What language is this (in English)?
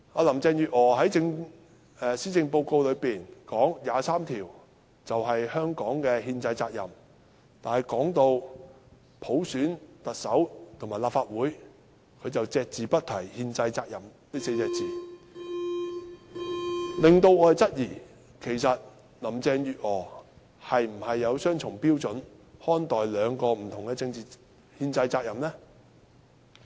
Cantonese